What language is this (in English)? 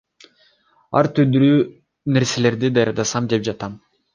Kyrgyz